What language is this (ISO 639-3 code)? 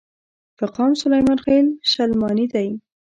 pus